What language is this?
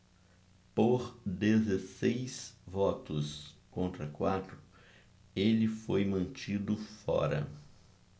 Portuguese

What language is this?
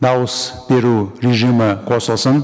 Kazakh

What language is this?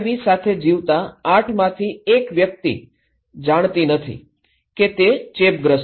Gujarati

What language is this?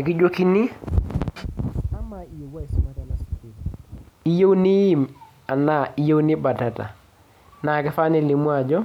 Masai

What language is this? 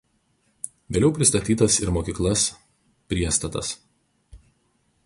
Lithuanian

